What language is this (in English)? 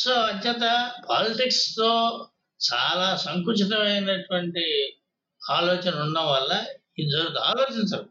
Telugu